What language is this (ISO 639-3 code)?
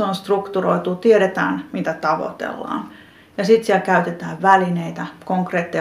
fin